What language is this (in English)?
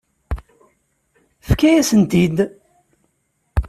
Kabyle